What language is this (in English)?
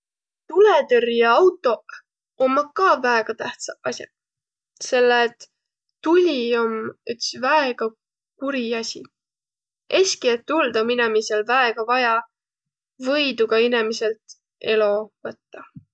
Võro